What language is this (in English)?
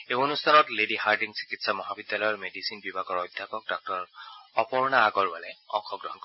Assamese